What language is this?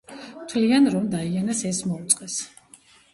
Georgian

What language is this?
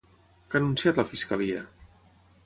Catalan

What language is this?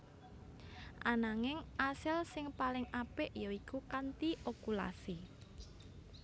Javanese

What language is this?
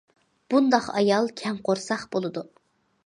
Uyghur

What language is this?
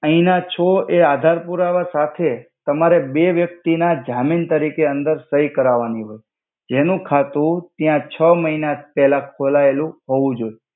Gujarati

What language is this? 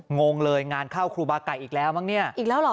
Thai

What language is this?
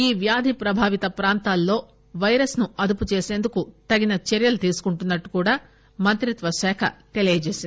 Telugu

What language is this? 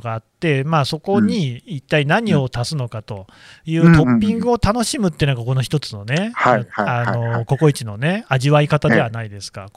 Japanese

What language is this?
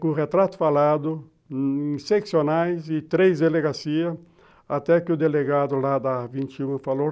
Portuguese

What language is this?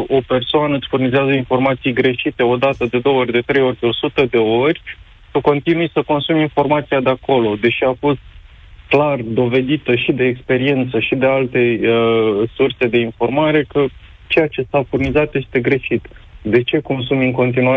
Romanian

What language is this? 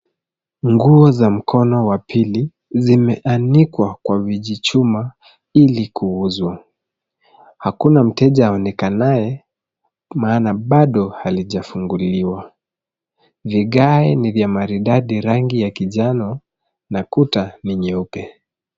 Swahili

